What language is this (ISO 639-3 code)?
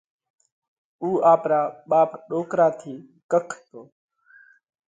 kvx